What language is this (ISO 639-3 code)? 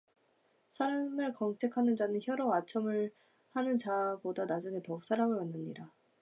kor